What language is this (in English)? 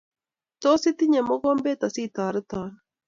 Kalenjin